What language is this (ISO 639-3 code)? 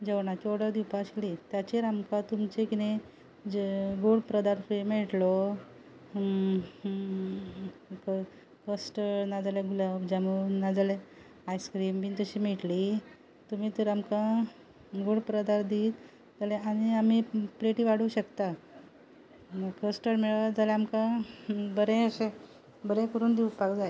kok